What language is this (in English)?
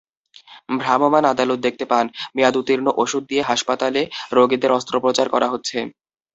Bangla